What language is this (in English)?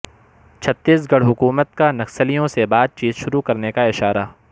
Urdu